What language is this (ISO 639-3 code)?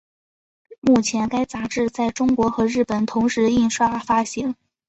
zho